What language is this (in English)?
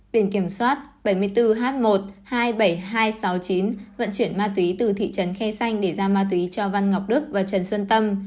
Vietnamese